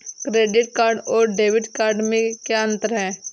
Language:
Hindi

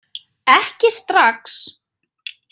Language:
Icelandic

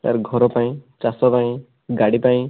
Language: Odia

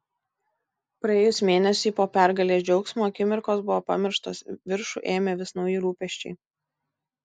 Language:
Lithuanian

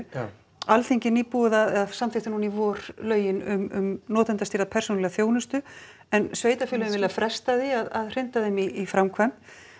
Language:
Icelandic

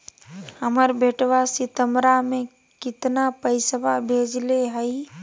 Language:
Magahi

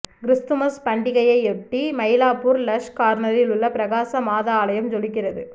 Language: Tamil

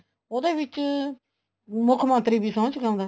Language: Punjabi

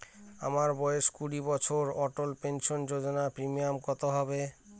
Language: Bangla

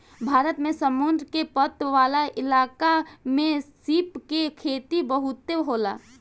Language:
Bhojpuri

